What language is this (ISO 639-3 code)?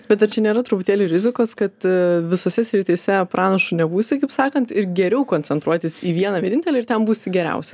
lit